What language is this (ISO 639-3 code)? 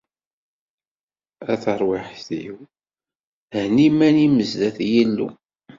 kab